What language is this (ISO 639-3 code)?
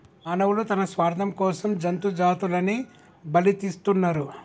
tel